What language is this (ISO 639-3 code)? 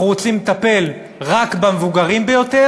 heb